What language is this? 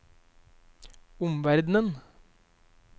Norwegian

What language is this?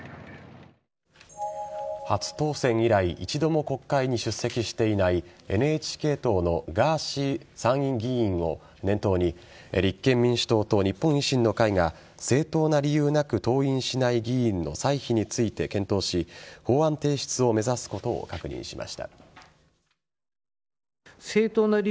Japanese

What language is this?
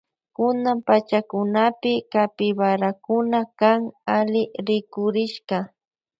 Loja Highland Quichua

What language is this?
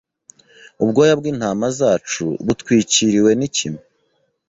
Kinyarwanda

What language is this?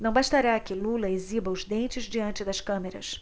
Portuguese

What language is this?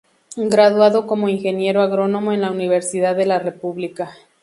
Spanish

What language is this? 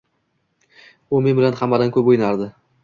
Uzbek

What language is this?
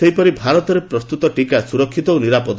Odia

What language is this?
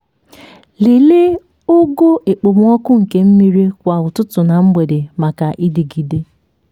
Igbo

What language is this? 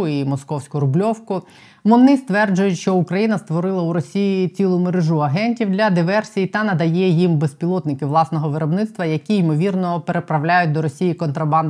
Ukrainian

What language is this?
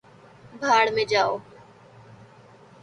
Urdu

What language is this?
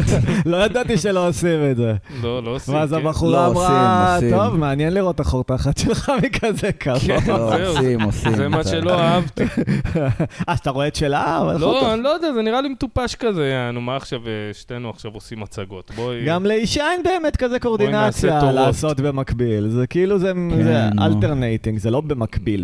Hebrew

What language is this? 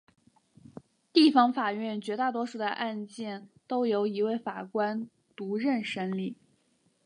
Chinese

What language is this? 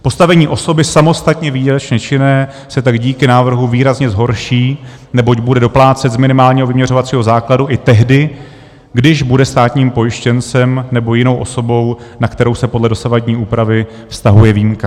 Czech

